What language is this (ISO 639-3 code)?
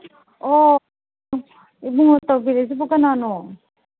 mni